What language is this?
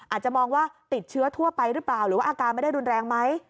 Thai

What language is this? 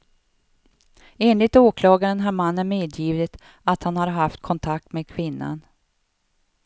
Swedish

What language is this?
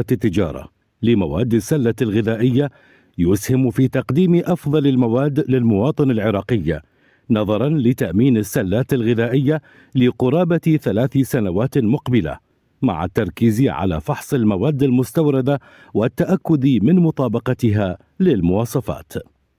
Arabic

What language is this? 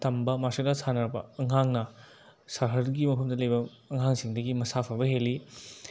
Manipuri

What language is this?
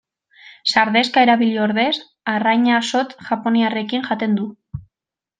Basque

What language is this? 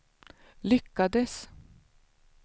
Swedish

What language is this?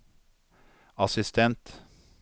Norwegian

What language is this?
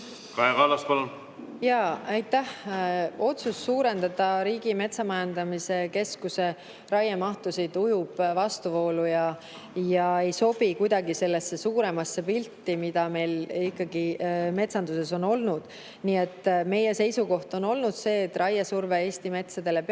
Estonian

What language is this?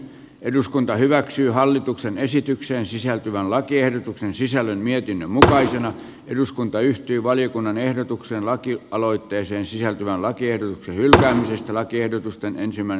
Finnish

